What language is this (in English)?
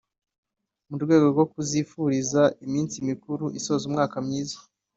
Kinyarwanda